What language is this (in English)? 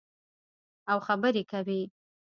Pashto